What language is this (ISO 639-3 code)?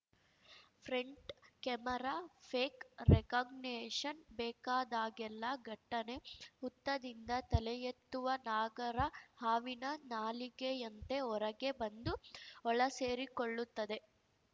kan